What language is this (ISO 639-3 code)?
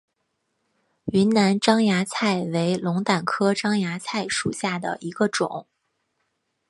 zho